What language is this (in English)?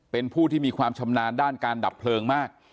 Thai